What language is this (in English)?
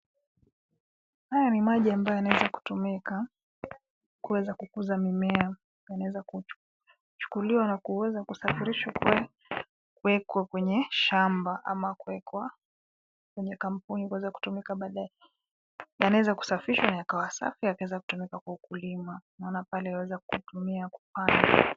Swahili